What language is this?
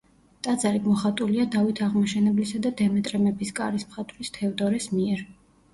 Georgian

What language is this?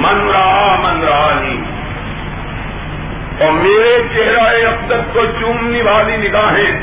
Urdu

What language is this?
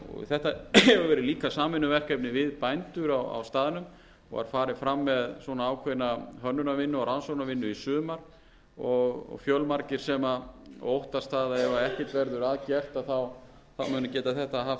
Icelandic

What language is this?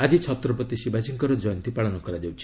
Odia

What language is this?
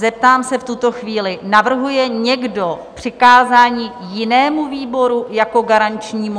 Czech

